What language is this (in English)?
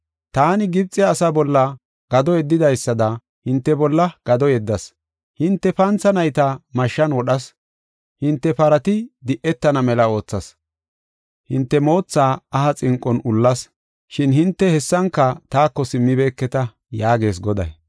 Gofa